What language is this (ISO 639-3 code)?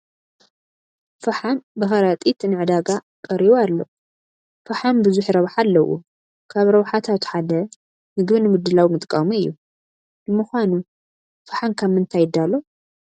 tir